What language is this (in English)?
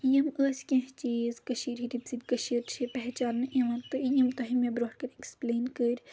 Kashmiri